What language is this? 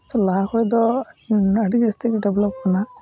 Santali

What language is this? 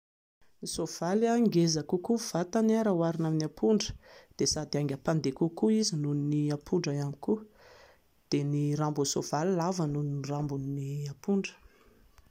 Malagasy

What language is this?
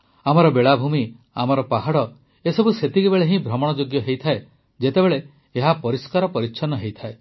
Odia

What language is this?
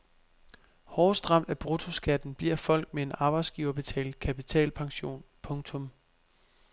Danish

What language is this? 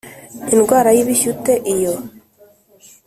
Kinyarwanda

